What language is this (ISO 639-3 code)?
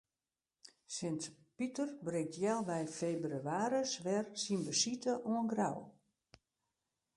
fry